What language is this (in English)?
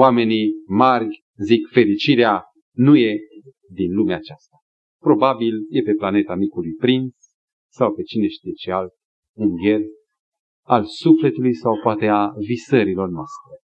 Romanian